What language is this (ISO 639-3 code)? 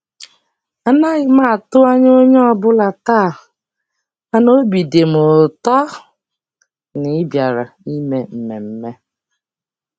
ibo